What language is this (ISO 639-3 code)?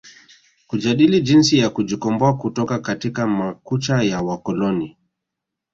swa